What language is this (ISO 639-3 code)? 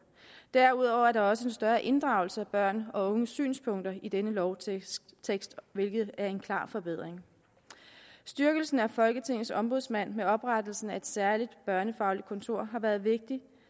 dan